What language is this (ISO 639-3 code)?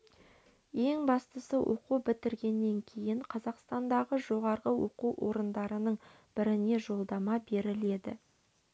kaz